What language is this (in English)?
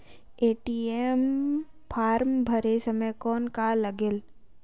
Chhattisgarhi